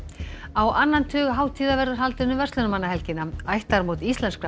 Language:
Icelandic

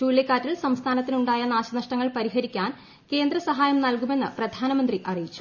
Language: Malayalam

